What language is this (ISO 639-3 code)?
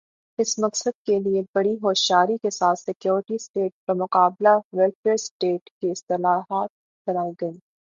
urd